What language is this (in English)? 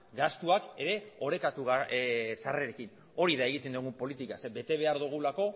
Basque